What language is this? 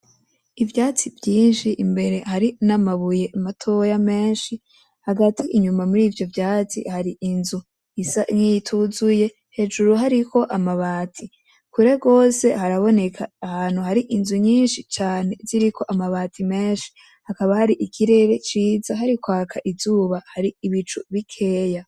Rundi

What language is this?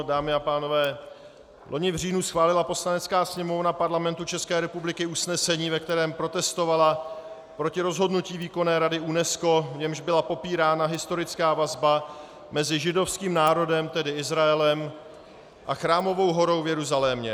Czech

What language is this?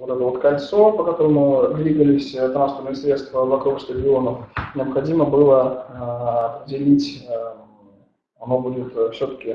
Russian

